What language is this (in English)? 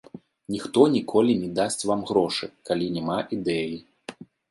Belarusian